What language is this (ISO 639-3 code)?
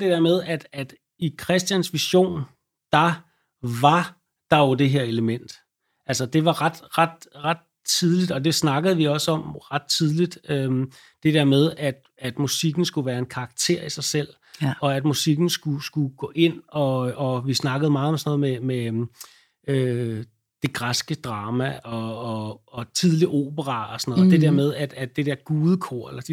dan